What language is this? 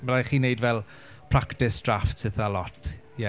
Welsh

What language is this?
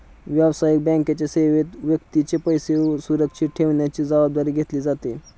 Marathi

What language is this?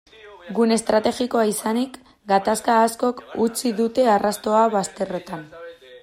Basque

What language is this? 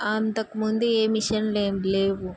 Telugu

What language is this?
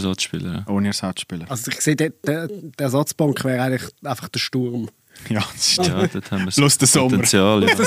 German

